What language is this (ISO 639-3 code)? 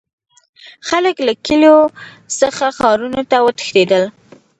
pus